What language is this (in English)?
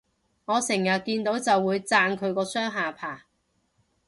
Cantonese